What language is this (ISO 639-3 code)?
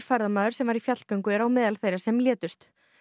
isl